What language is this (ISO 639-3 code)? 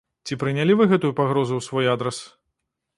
bel